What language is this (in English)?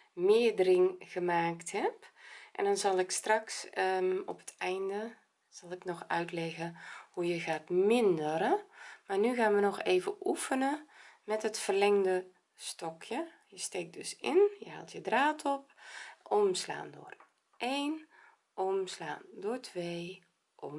Dutch